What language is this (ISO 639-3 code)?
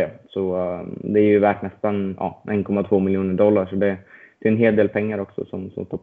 swe